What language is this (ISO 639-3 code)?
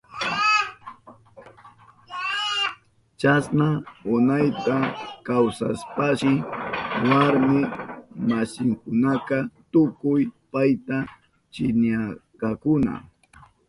qup